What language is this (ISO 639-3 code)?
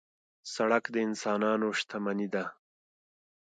pus